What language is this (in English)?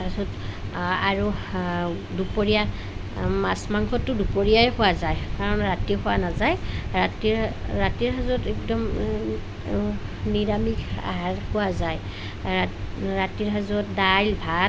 Assamese